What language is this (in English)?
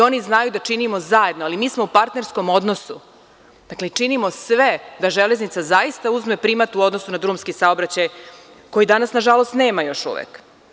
Serbian